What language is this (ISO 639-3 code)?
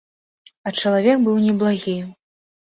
bel